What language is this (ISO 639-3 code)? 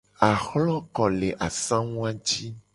gej